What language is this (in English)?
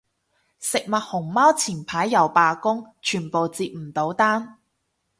Cantonese